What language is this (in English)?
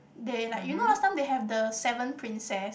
English